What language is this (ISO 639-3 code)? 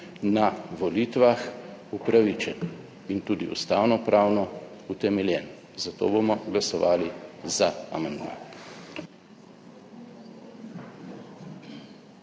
slv